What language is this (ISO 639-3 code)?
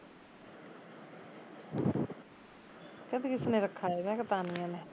pan